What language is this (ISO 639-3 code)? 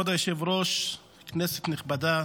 heb